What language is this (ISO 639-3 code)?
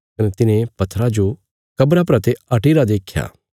kfs